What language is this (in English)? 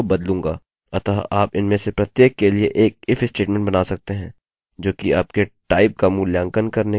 Hindi